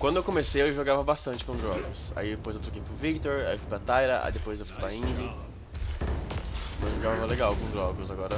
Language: Portuguese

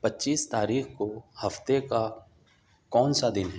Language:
Urdu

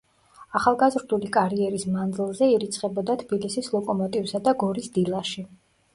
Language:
Georgian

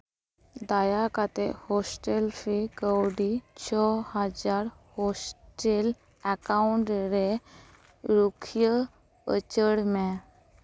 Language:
Santali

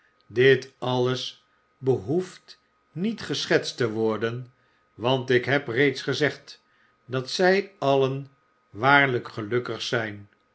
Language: Dutch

